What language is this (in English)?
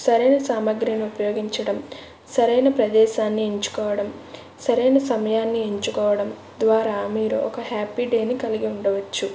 Telugu